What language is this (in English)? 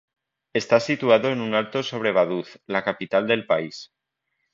Spanish